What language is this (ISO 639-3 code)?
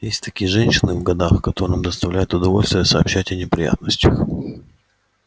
rus